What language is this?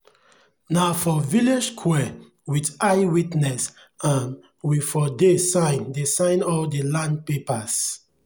Nigerian Pidgin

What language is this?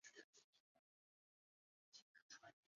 Chinese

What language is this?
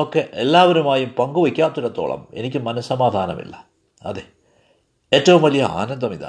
Malayalam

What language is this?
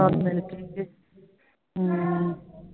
Punjabi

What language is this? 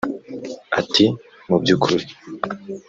Kinyarwanda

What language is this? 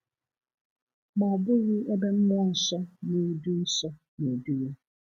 Igbo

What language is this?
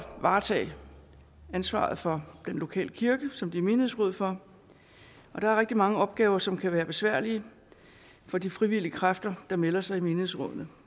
Danish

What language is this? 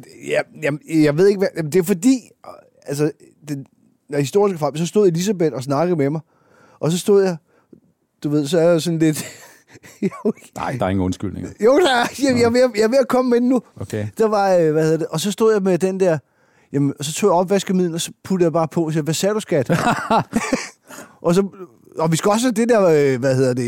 Danish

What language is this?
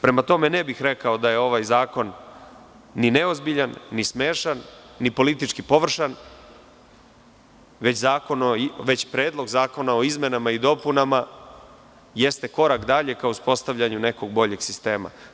Serbian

